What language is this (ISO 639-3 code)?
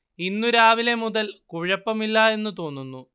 mal